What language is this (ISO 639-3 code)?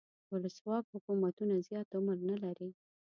pus